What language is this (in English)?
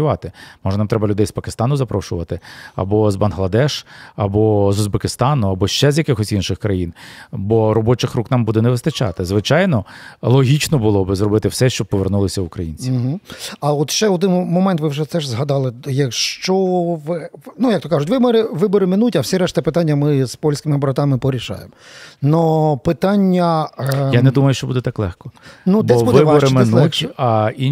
Ukrainian